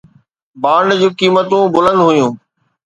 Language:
Sindhi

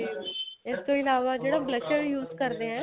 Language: Punjabi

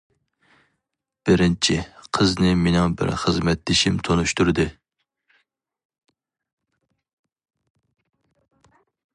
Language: Uyghur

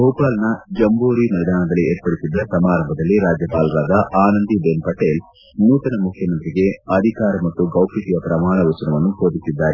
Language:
Kannada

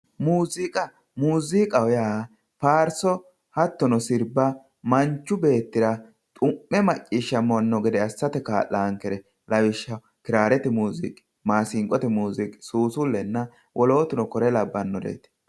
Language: Sidamo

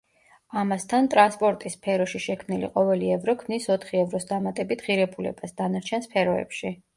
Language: Georgian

